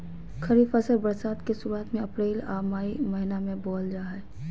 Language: Magahi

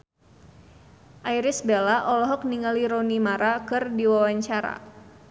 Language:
Sundanese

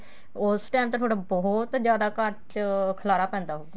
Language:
Punjabi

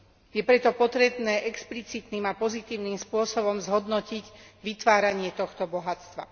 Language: Slovak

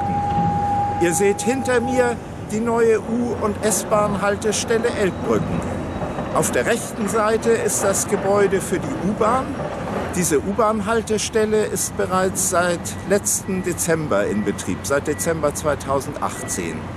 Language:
German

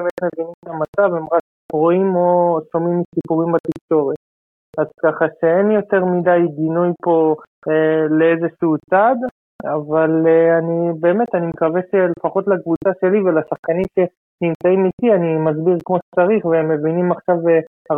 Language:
Hebrew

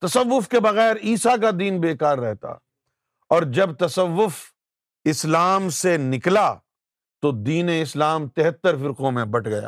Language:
Urdu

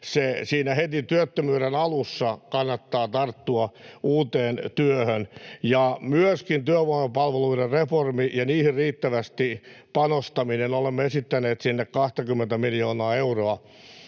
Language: Finnish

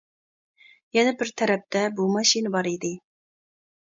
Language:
Uyghur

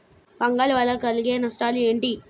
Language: Telugu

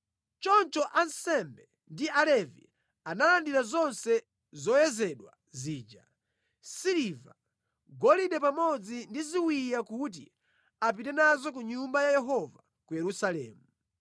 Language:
Nyanja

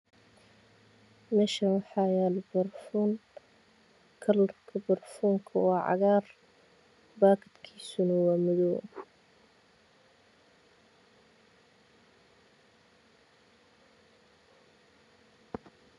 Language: Somali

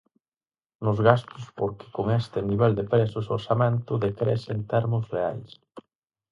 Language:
Galician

